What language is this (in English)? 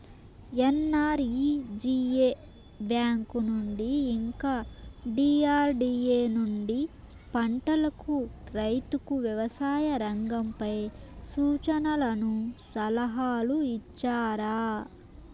Telugu